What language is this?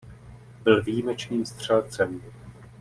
Czech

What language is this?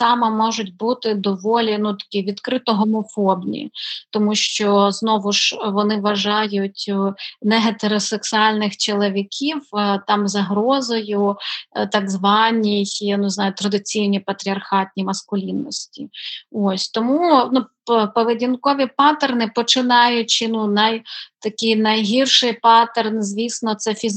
Ukrainian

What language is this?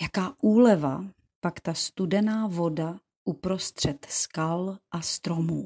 Czech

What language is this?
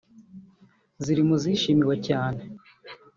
Kinyarwanda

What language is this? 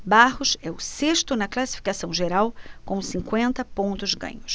Portuguese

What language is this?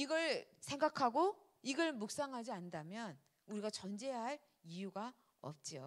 Korean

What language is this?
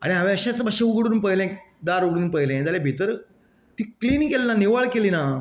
Konkani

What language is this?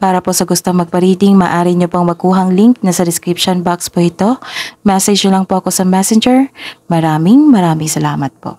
Filipino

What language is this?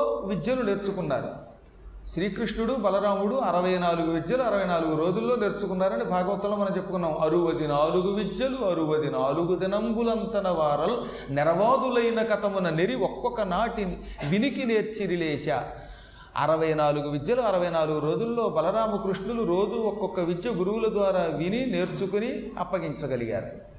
Telugu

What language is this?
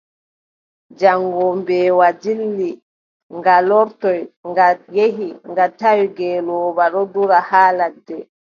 Adamawa Fulfulde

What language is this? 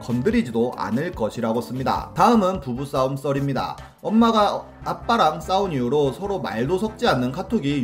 Korean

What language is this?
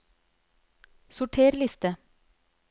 Norwegian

